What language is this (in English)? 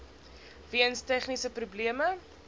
Afrikaans